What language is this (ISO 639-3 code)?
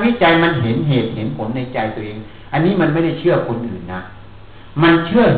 tha